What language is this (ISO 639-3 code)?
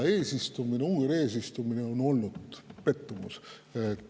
est